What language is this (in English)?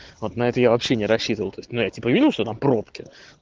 Russian